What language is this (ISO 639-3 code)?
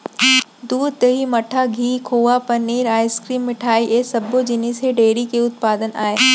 hne